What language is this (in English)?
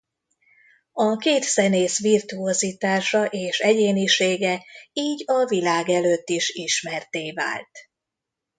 Hungarian